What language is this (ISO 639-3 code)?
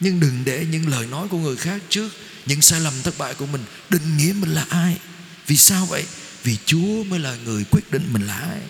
vie